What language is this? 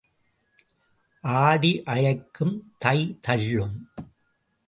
Tamil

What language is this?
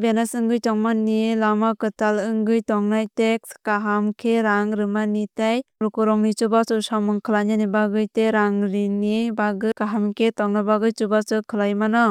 Kok Borok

